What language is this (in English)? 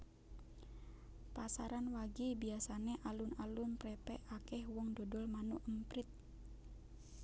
Javanese